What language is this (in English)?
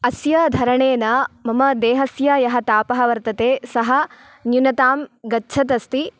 Sanskrit